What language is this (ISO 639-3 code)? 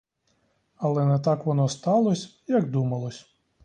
ukr